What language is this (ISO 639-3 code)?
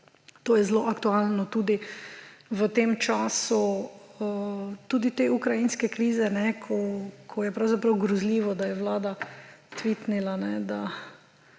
slv